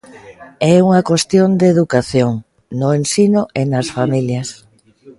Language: Galician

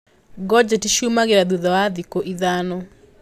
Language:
Kikuyu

